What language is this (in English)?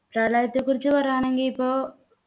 Malayalam